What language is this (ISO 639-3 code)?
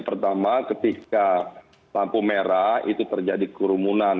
ind